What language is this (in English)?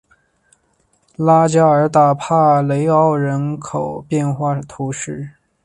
Chinese